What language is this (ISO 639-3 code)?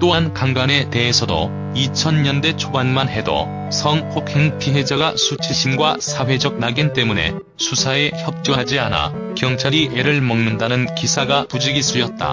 kor